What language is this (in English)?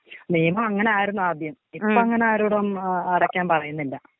Malayalam